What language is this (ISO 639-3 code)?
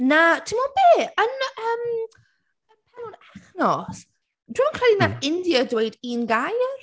cym